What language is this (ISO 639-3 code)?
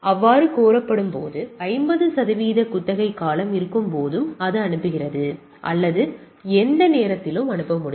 tam